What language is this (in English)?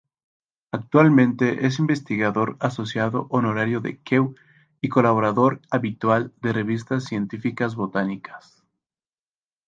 Spanish